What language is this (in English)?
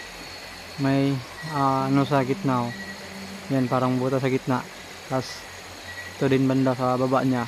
Filipino